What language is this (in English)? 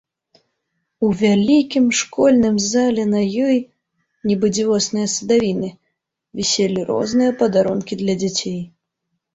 Belarusian